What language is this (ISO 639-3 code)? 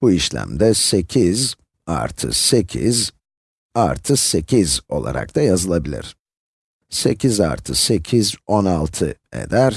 tur